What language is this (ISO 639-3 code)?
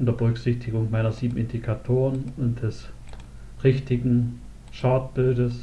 deu